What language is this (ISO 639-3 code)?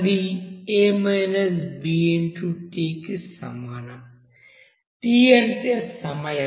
tel